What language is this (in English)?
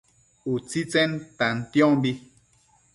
Matsés